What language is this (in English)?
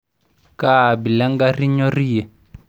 Masai